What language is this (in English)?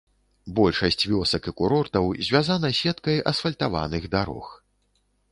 Belarusian